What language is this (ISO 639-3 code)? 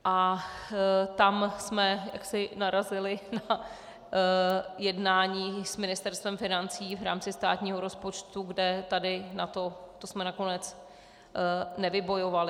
ces